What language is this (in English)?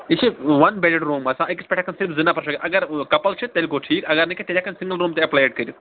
Kashmiri